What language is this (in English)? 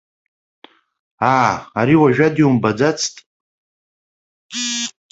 Abkhazian